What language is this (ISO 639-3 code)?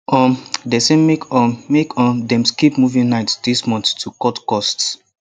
pcm